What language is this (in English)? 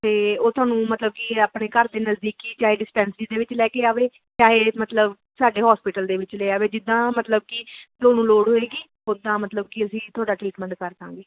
Punjabi